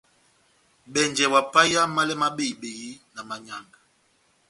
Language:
Batanga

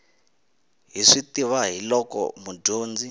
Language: Tsonga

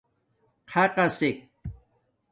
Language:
Domaaki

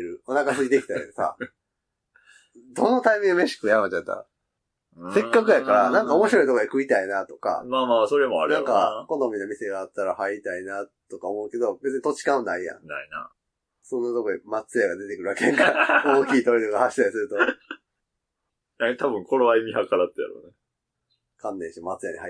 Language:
Japanese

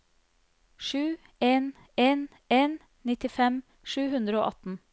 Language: Norwegian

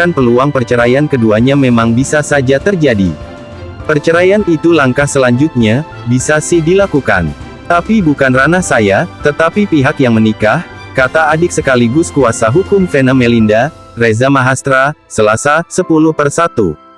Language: Indonesian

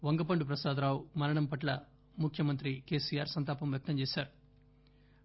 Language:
Telugu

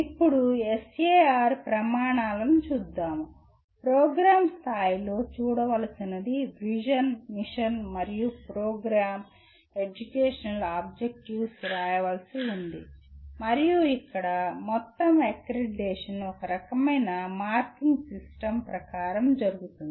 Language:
Telugu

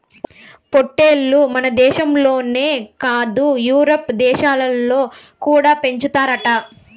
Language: Telugu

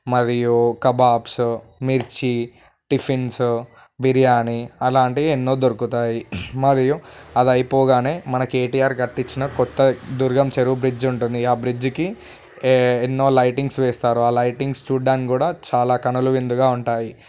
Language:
Telugu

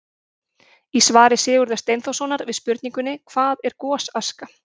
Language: Icelandic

